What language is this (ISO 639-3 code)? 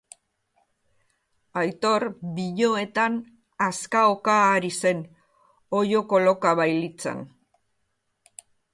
eus